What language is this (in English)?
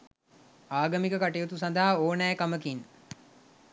Sinhala